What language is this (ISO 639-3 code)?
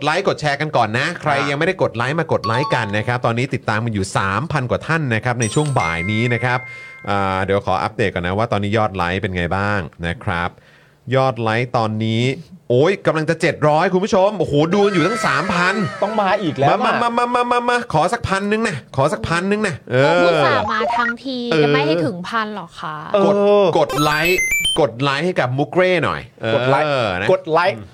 tha